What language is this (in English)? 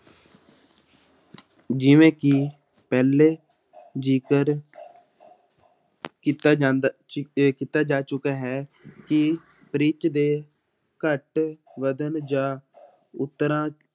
Punjabi